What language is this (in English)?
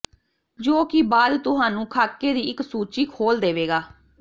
Punjabi